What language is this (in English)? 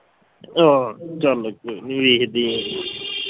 Punjabi